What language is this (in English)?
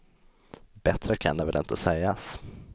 Swedish